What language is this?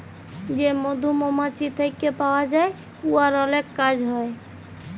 Bangla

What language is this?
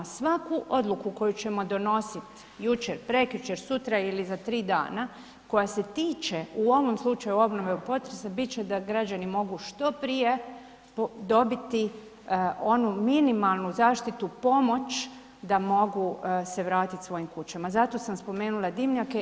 Croatian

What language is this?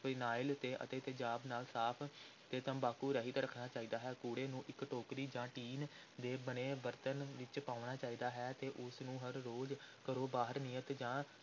Punjabi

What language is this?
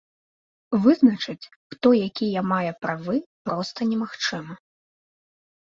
Belarusian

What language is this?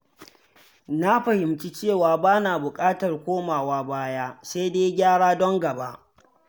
Hausa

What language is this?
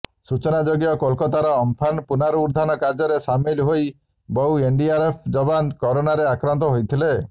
Odia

